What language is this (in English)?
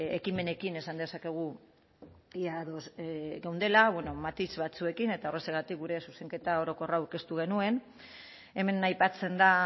Basque